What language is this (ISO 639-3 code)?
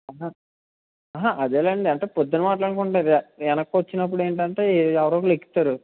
tel